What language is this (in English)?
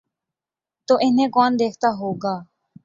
Urdu